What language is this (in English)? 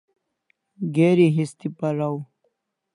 Kalasha